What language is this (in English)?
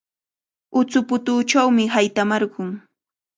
Cajatambo North Lima Quechua